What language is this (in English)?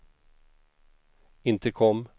Swedish